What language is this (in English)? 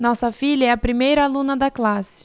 Portuguese